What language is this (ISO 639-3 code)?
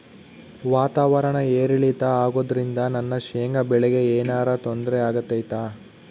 kan